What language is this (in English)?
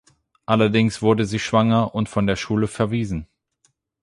German